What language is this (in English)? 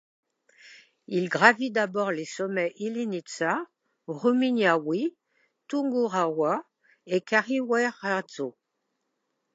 French